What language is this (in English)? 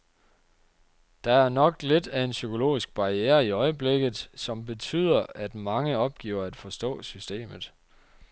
Danish